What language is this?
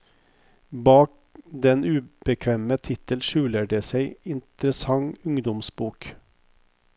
Norwegian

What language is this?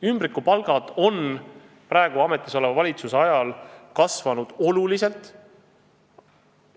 Estonian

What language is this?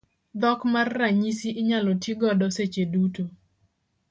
Luo (Kenya and Tanzania)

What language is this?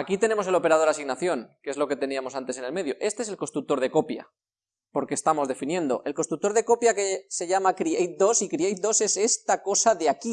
Spanish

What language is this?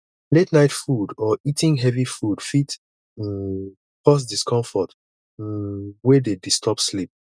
Nigerian Pidgin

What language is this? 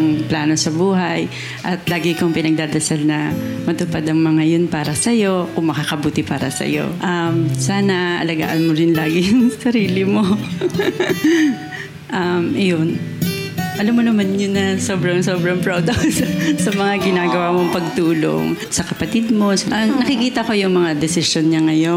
Filipino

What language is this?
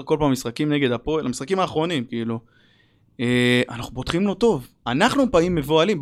Hebrew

